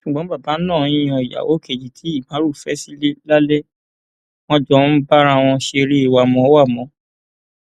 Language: Yoruba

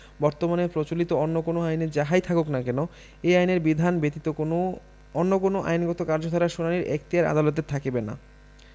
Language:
Bangla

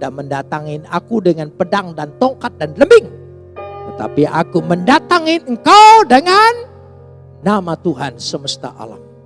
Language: Indonesian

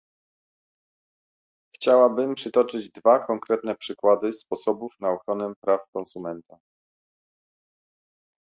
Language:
Polish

